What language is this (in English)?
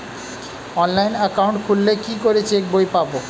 Bangla